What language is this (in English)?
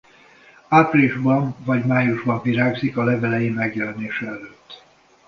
Hungarian